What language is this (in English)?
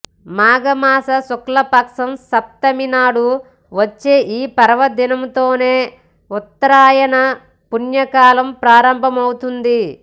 Telugu